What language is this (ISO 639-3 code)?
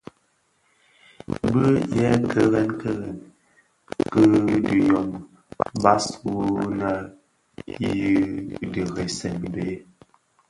ksf